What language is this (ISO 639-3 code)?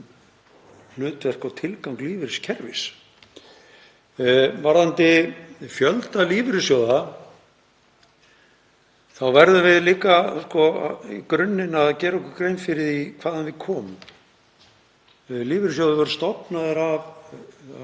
isl